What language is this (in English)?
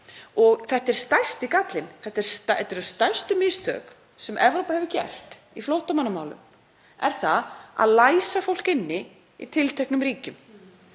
Icelandic